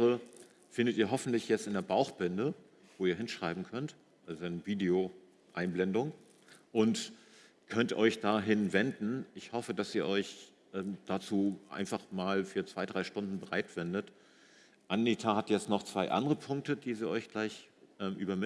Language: German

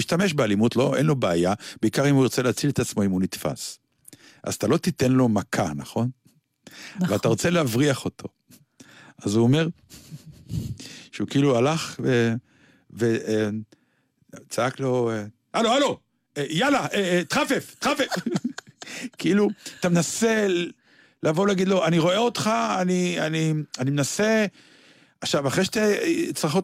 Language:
Hebrew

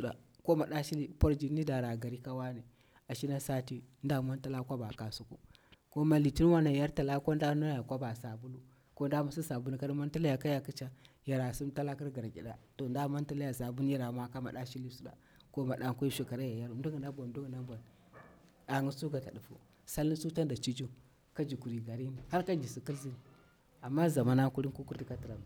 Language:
Bura-Pabir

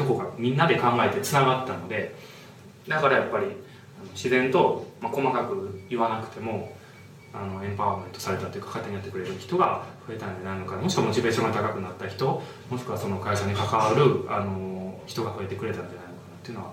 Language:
Japanese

